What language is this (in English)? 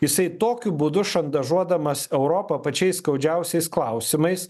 Lithuanian